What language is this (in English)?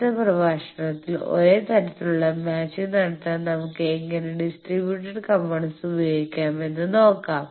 Malayalam